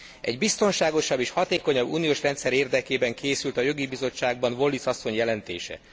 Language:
Hungarian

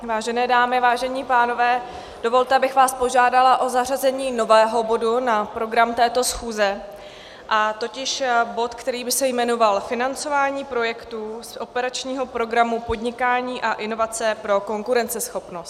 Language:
Czech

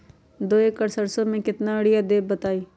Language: Magahi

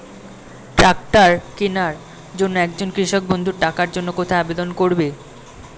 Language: Bangla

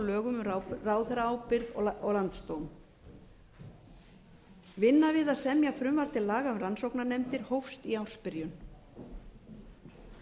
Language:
Icelandic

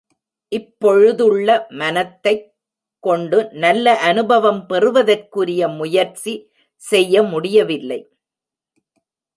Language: Tamil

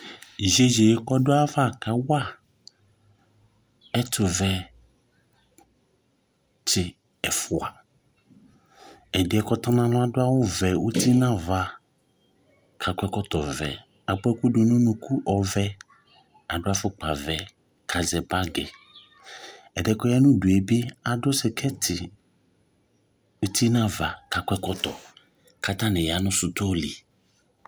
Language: Ikposo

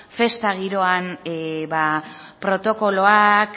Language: Basque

